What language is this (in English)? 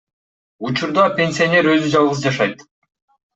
Kyrgyz